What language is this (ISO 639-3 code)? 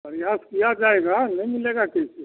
hin